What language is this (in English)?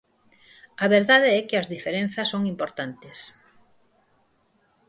Galician